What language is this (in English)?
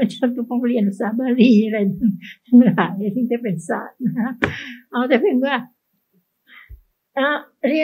Thai